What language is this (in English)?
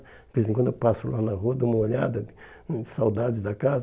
Portuguese